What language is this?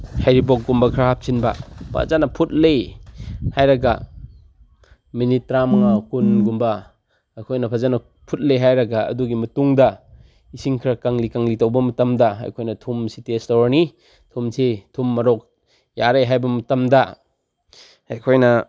Manipuri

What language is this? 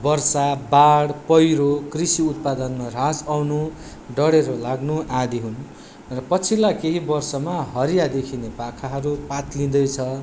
Nepali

